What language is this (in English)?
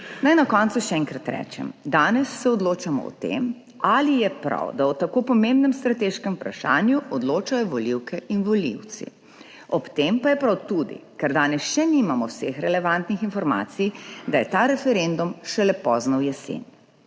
Slovenian